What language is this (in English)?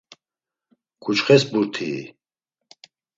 Laz